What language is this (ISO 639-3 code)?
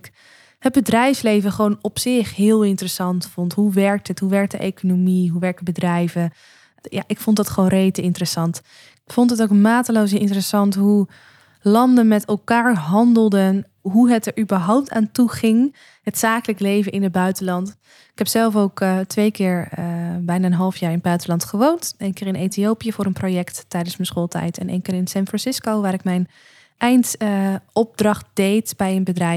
nld